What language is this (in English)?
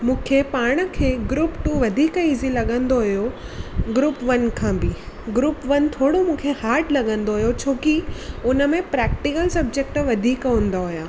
Sindhi